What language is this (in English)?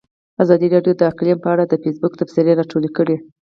Pashto